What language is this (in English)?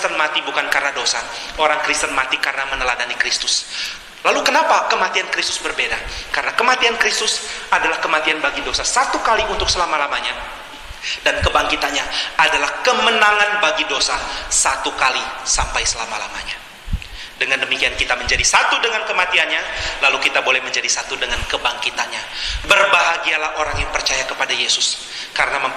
Indonesian